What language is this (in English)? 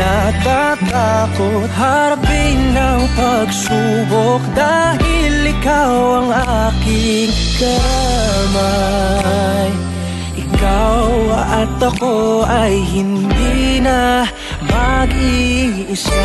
Filipino